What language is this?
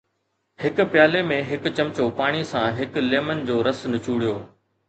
Sindhi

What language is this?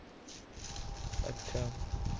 Punjabi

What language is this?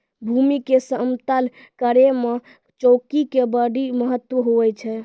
Maithili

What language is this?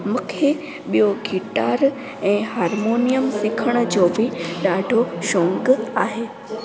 Sindhi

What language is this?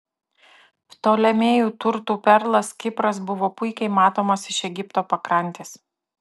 Lithuanian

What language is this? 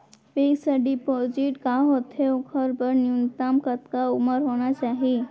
Chhattisgarhi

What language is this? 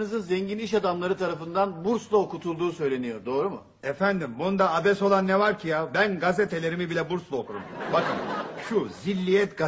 Turkish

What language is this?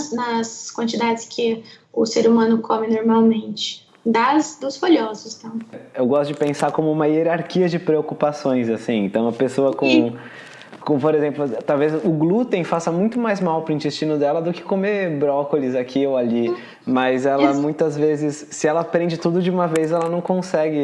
Portuguese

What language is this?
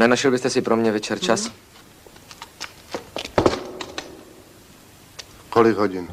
Czech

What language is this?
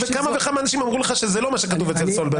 Hebrew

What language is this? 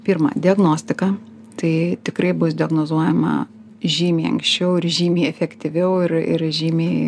Lithuanian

